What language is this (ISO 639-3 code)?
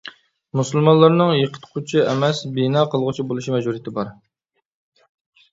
uig